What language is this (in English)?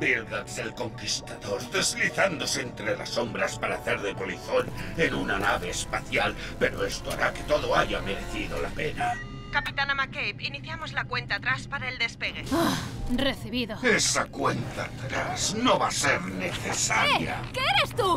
Spanish